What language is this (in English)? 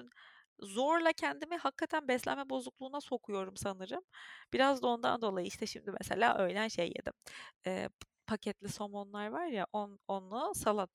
Turkish